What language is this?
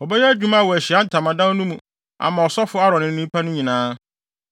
Akan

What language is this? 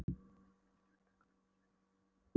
Icelandic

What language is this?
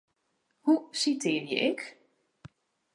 Western Frisian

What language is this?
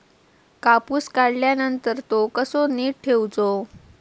Marathi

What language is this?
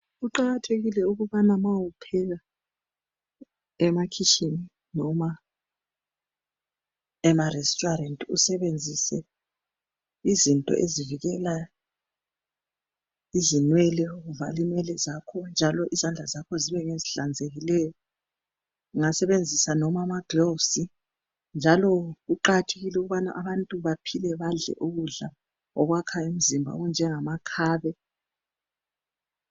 North Ndebele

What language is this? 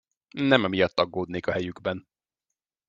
Hungarian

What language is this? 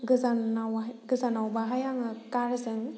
Bodo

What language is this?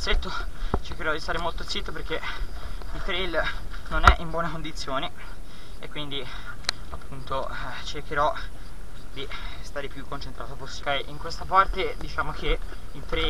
Italian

